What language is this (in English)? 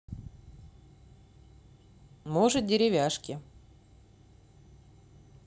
Russian